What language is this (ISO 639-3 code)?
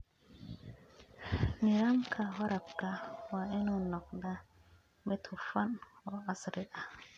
som